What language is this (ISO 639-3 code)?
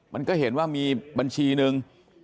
tha